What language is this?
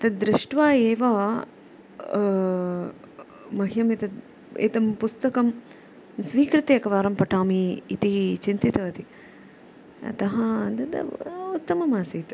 Sanskrit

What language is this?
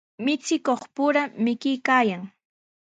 Sihuas Ancash Quechua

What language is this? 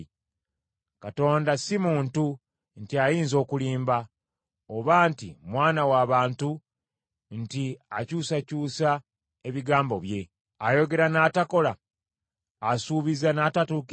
Ganda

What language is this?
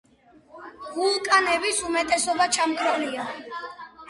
Georgian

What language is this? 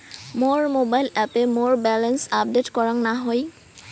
Bangla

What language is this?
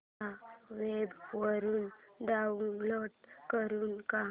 Marathi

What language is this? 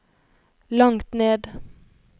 Norwegian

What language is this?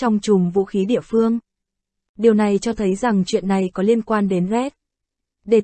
Vietnamese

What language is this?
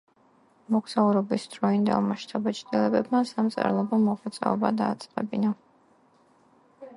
Georgian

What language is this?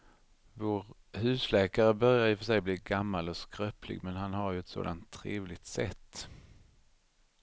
Swedish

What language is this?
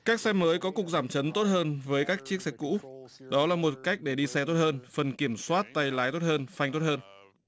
Vietnamese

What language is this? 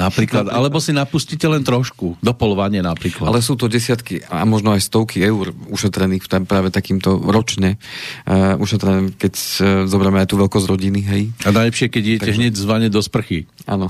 Slovak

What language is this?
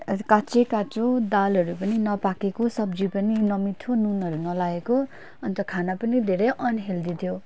Nepali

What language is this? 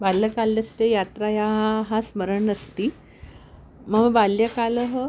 Sanskrit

